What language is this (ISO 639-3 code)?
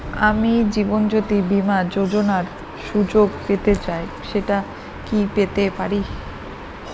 ben